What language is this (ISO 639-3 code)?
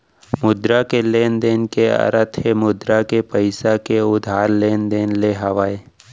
hne